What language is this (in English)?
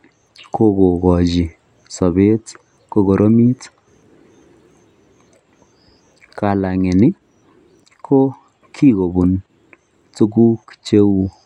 Kalenjin